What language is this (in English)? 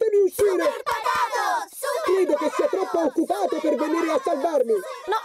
Italian